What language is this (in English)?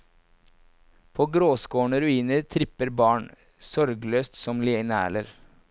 Norwegian